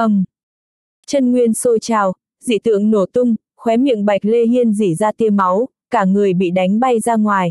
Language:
Vietnamese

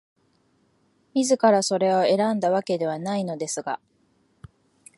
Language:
Japanese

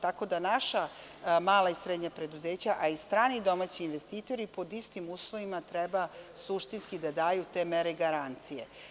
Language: Serbian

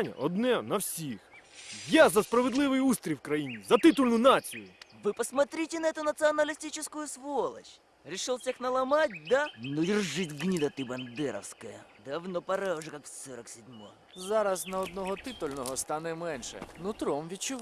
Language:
Ukrainian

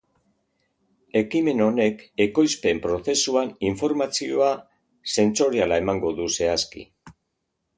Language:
Basque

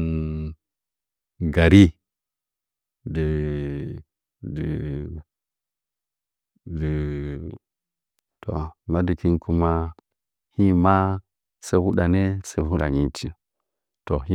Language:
Nzanyi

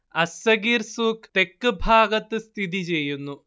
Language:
Malayalam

